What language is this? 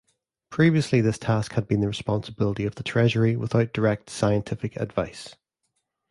English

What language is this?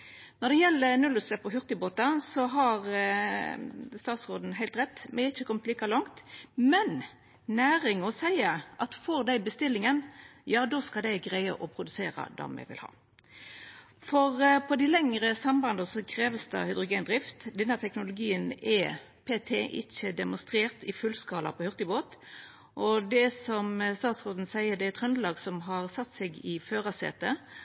Norwegian Nynorsk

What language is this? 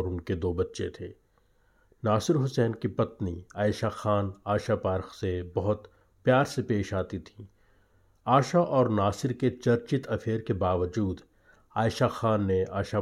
Hindi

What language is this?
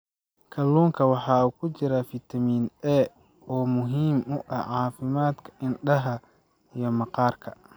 Somali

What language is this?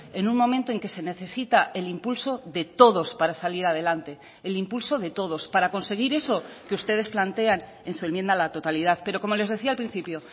Spanish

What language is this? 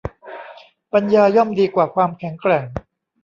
Thai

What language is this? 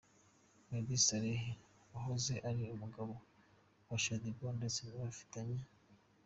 Kinyarwanda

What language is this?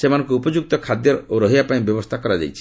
Odia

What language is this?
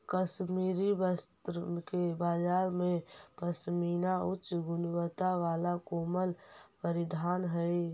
Magahi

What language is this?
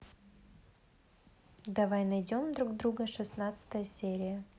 Russian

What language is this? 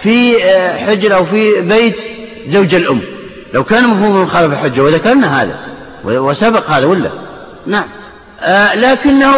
Arabic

